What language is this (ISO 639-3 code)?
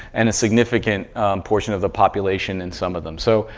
eng